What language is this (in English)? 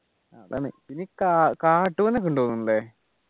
Malayalam